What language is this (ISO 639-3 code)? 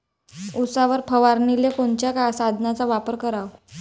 mar